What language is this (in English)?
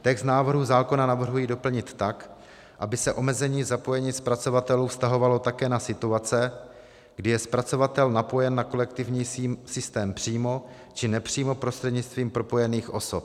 Czech